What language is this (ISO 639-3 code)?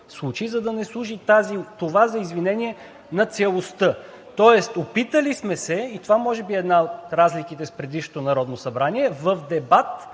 bul